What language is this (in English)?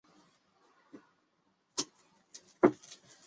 Chinese